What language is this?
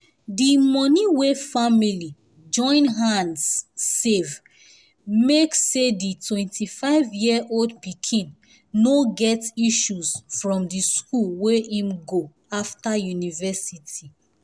Nigerian Pidgin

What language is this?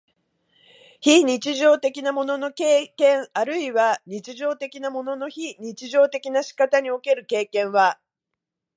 Japanese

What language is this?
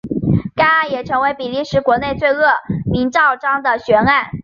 Chinese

